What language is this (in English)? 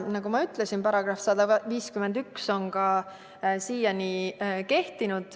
Estonian